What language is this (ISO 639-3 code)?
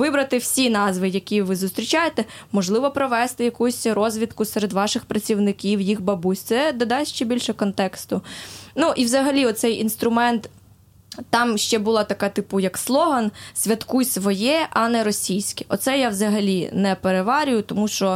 ukr